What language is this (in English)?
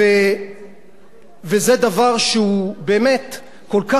Hebrew